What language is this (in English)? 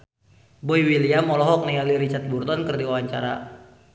Sundanese